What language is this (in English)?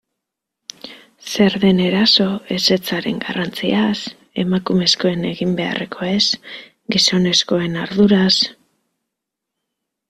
Basque